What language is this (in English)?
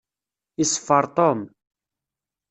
Kabyle